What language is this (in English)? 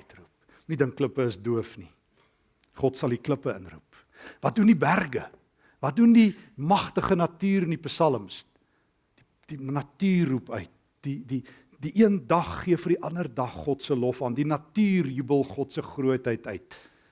Dutch